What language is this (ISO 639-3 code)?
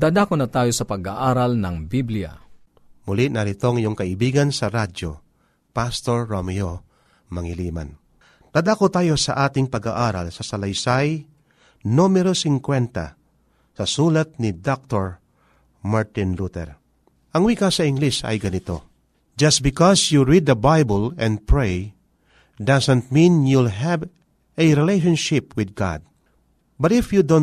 fil